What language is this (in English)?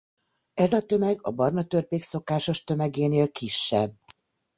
Hungarian